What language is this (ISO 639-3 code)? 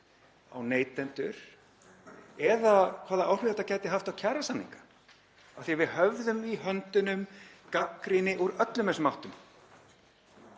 isl